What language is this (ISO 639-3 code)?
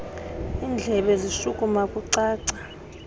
xho